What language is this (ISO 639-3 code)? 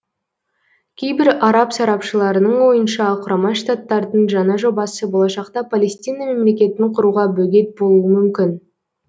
kaz